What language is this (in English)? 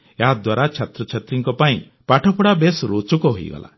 Odia